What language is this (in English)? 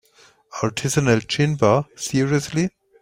English